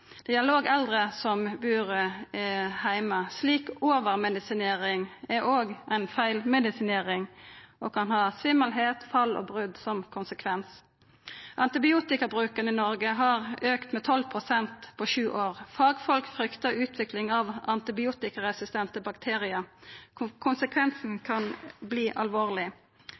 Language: Norwegian Nynorsk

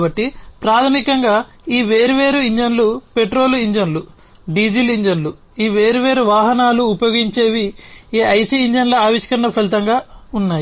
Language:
Telugu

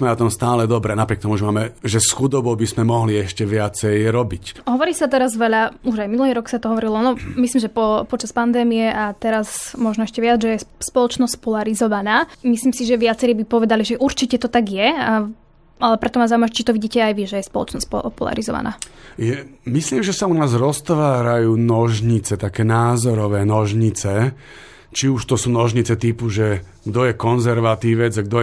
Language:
Slovak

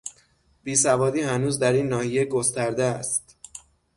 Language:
Persian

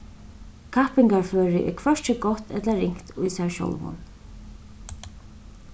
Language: Faroese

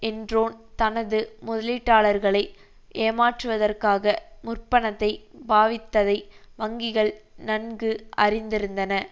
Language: Tamil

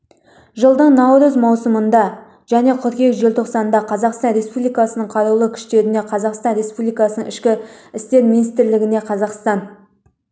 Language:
Kazakh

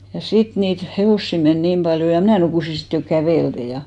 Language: Finnish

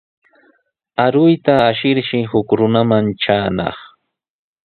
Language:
Sihuas Ancash Quechua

